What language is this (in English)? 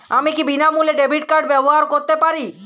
Bangla